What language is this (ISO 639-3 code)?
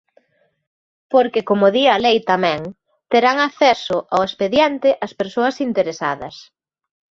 glg